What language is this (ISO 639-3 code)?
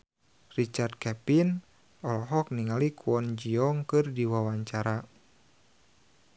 sun